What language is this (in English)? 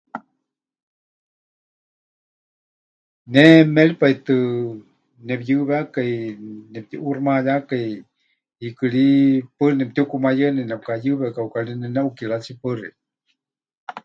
Huichol